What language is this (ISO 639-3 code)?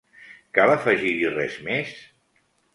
cat